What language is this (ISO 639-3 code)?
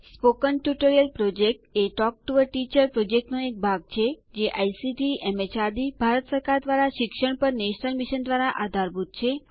guj